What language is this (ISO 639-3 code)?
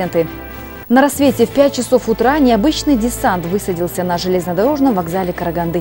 rus